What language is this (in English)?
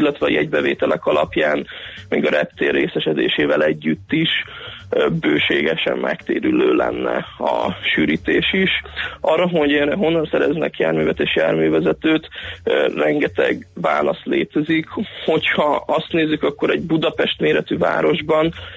Hungarian